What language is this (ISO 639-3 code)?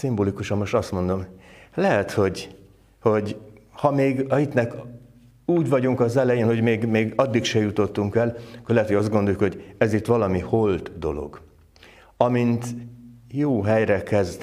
hun